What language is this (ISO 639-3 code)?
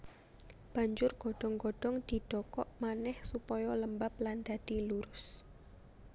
jav